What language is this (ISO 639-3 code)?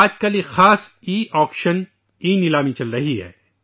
urd